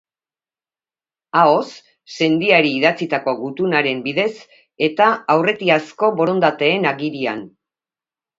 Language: Basque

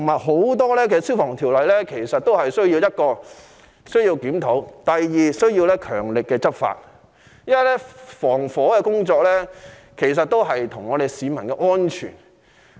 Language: Cantonese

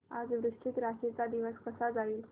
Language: Marathi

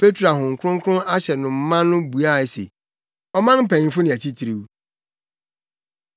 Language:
Akan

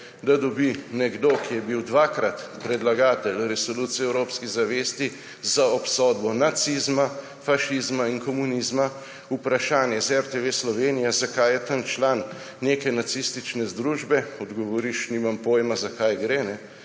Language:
Slovenian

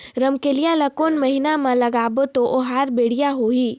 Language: Chhattisgarhi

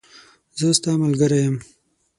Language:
Pashto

